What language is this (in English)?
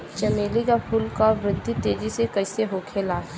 Bhojpuri